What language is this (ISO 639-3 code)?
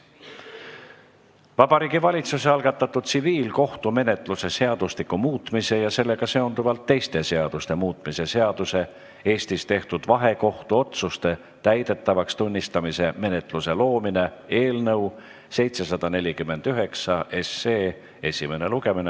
est